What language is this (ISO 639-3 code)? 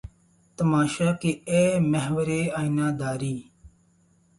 urd